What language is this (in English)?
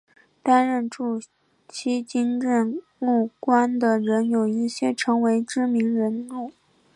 Chinese